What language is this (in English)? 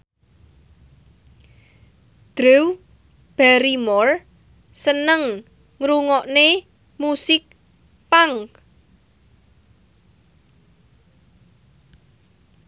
Javanese